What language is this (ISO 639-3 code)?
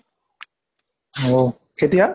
asm